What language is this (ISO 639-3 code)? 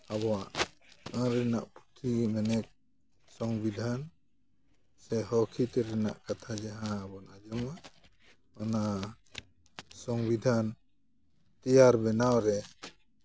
sat